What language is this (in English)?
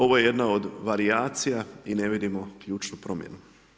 Croatian